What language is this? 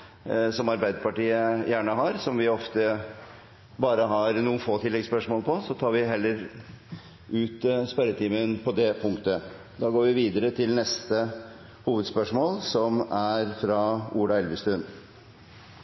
Norwegian Bokmål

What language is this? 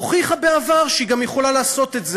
Hebrew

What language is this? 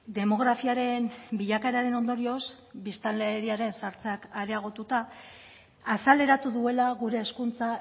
Basque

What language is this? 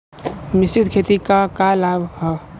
Bhojpuri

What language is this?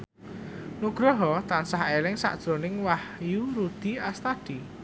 Javanese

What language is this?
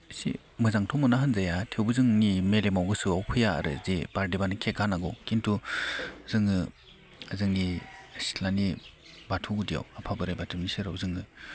Bodo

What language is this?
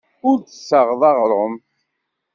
Kabyle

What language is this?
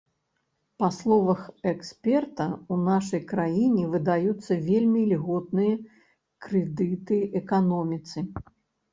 Belarusian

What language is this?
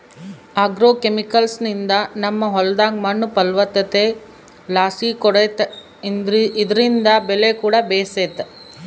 Kannada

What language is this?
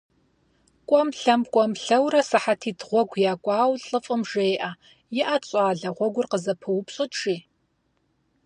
Kabardian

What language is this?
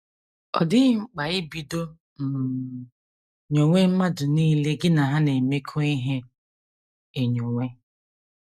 Igbo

